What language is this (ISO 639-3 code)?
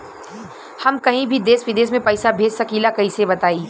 bho